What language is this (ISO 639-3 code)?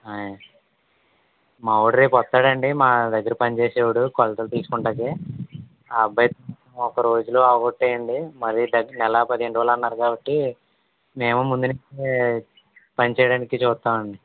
tel